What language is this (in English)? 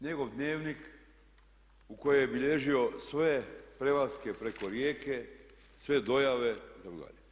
Croatian